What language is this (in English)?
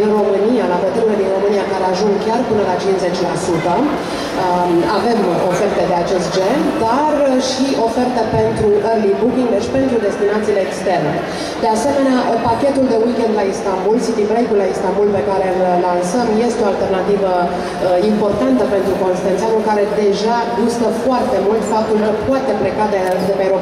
Romanian